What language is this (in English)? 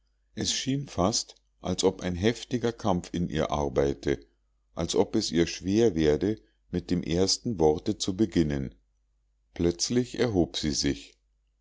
German